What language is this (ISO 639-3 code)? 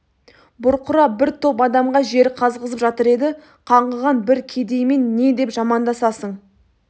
kaz